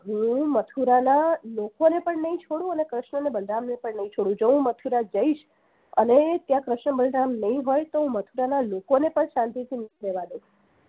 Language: Gujarati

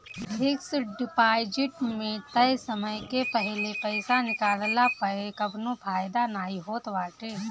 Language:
Bhojpuri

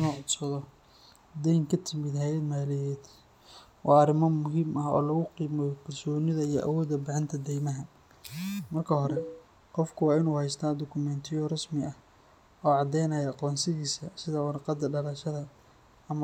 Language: Somali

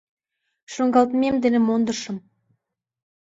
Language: Mari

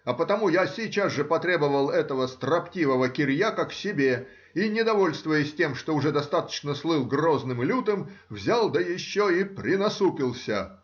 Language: Russian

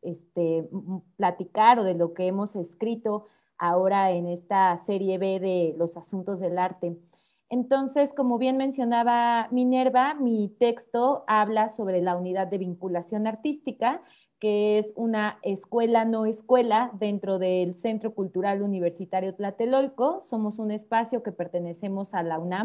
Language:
Spanish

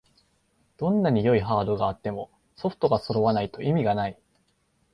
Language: Japanese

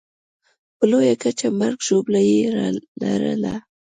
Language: Pashto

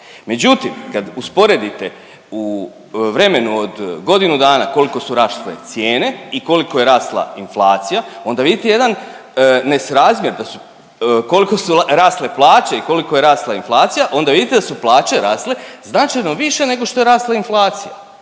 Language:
Croatian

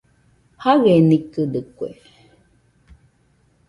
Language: Nüpode Huitoto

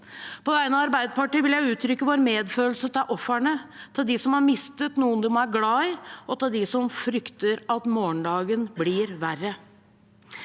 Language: Norwegian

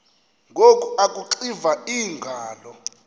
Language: Xhosa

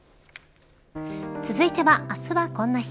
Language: Japanese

